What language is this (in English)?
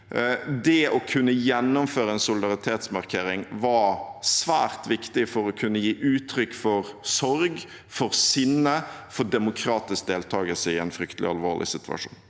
Norwegian